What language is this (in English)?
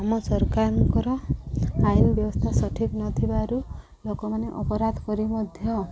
Odia